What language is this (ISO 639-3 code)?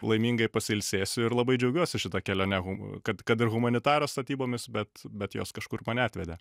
lit